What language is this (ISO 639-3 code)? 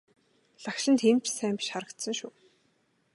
mon